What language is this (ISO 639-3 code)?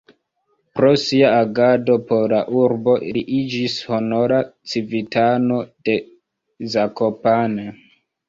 epo